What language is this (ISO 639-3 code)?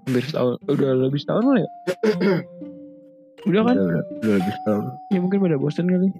ind